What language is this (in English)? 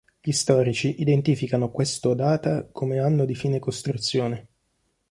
Italian